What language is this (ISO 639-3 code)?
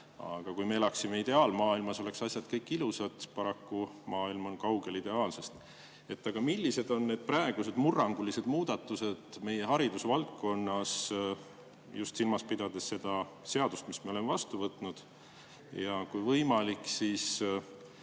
est